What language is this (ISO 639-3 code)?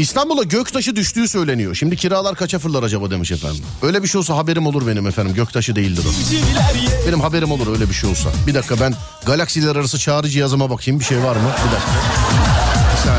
tur